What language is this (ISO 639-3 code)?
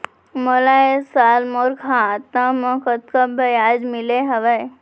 hne